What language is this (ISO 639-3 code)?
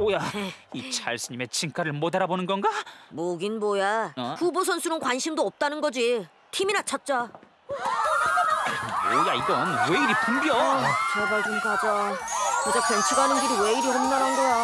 kor